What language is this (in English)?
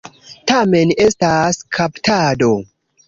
Esperanto